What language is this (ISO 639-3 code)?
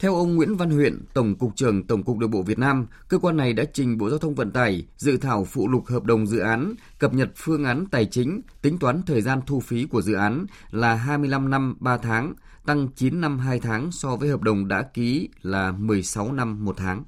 vie